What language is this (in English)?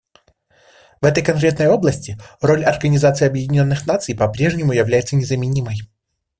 Russian